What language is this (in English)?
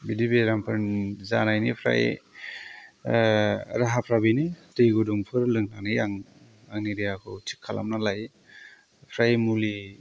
Bodo